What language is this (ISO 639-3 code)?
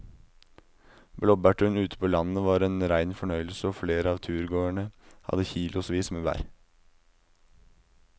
nor